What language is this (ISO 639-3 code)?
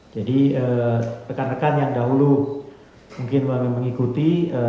ind